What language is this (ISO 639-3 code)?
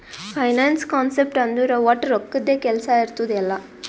kan